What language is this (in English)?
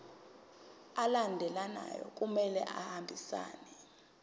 Zulu